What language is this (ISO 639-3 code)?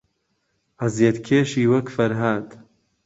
ckb